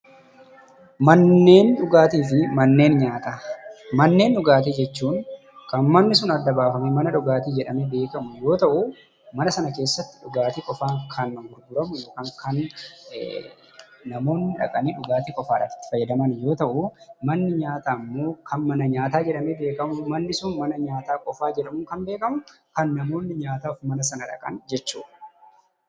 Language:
Oromo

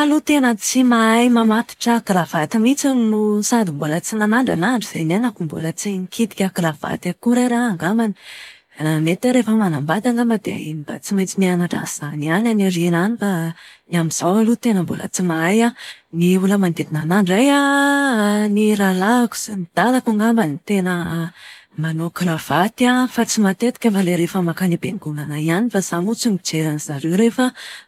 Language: Malagasy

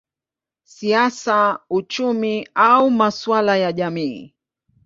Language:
Swahili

